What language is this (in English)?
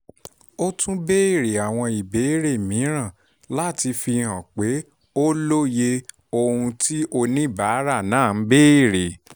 Yoruba